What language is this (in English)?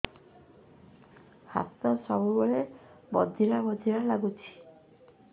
Odia